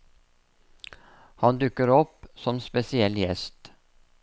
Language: Norwegian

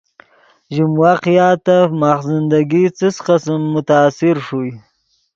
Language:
Yidgha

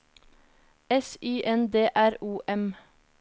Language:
Norwegian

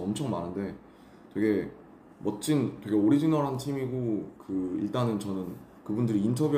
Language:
Korean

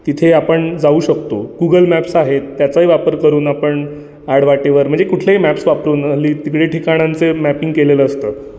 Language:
Marathi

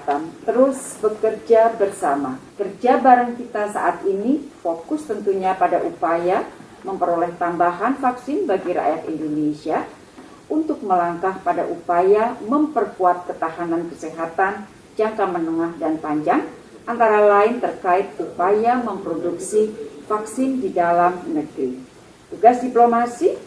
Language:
Indonesian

